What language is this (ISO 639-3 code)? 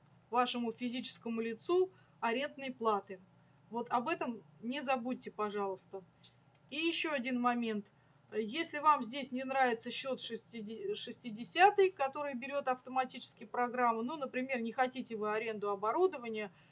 rus